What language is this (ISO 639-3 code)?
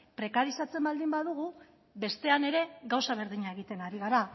eus